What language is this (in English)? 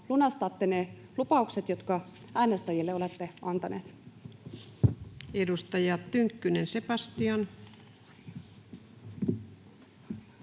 Finnish